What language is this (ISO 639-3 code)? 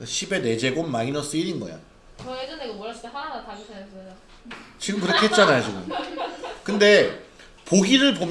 kor